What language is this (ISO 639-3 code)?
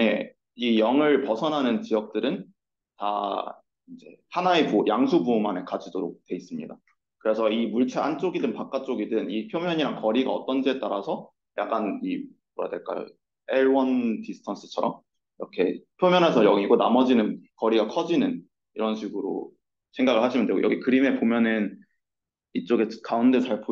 kor